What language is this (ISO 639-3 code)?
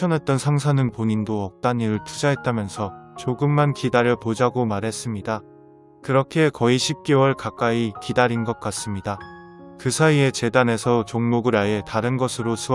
kor